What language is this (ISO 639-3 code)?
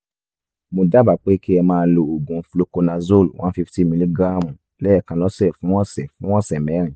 yor